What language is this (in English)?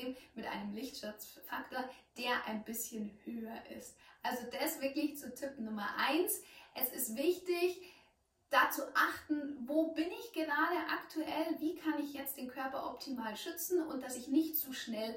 German